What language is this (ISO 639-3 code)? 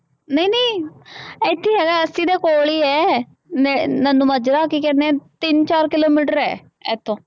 pan